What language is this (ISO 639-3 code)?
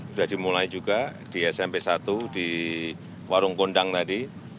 ind